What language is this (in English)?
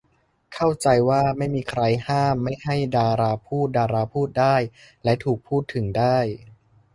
Thai